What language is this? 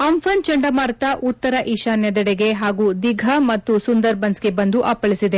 Kannada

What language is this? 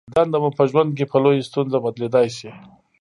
Pashto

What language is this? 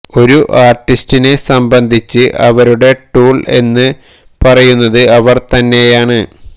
Malayalam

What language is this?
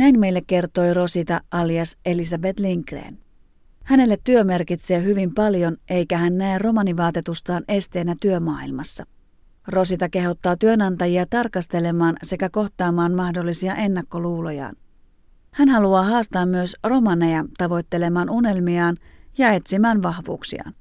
Finnish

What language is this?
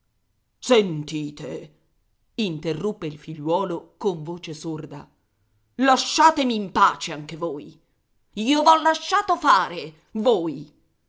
Italian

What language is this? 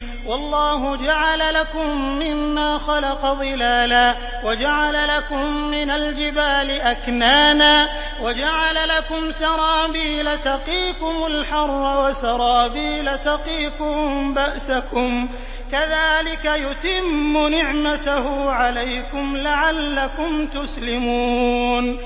Arabic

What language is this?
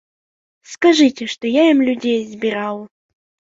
Belarusian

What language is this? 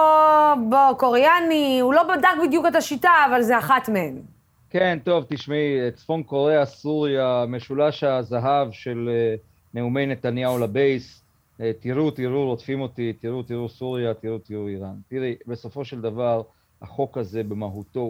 Hebrew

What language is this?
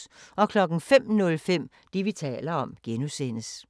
Danish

